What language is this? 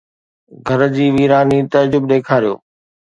Sindhi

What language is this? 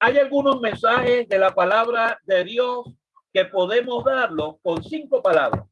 Spanish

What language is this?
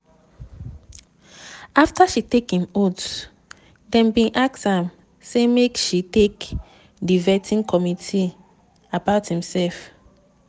Nigerian Pidgin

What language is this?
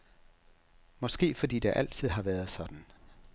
Danish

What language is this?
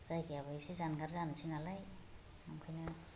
Bodo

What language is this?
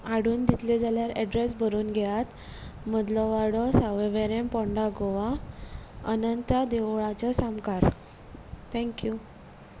Konkani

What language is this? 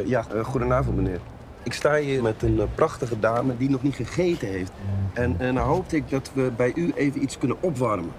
Dutch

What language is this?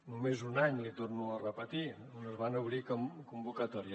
Catalan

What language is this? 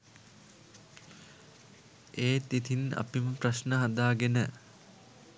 Sinhala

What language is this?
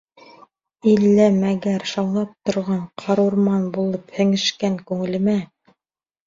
Bashkir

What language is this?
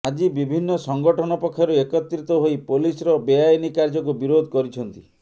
Odia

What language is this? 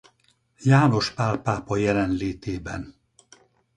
Hungarian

